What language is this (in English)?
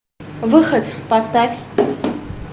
Russian